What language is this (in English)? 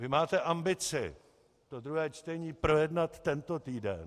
Czech